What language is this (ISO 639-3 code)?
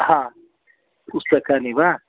san